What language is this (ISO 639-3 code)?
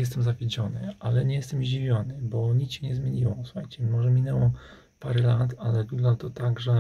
pol